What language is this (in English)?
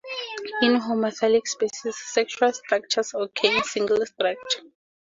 English